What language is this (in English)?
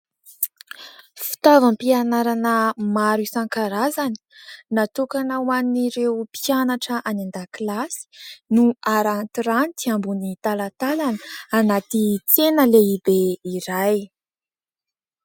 Malagasy